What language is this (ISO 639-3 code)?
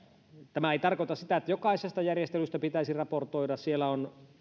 fin